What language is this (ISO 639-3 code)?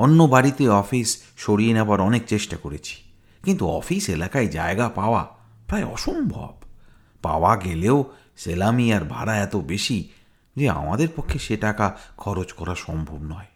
ben